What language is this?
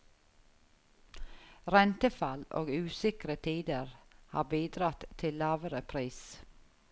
Norwegian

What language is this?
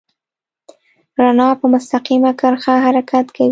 Pashto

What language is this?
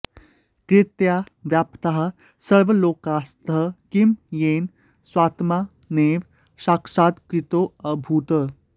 Sanskrit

